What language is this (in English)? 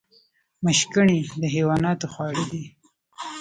Pashto